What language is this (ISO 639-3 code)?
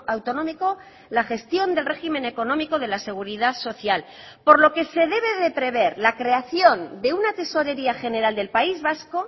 spa